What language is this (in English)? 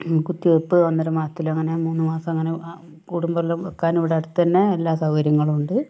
Malayalam